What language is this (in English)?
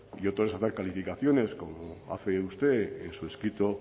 Spanish